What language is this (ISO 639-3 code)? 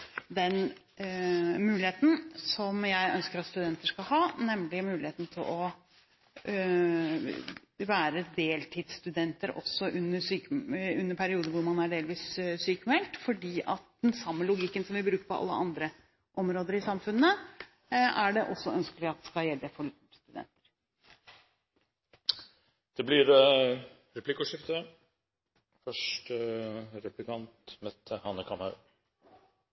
nob